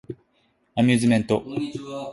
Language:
Japanese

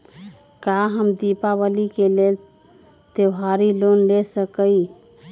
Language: Magahi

